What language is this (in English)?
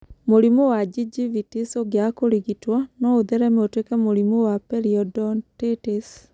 Kikuyu